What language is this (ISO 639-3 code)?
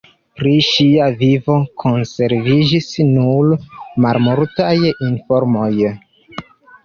epo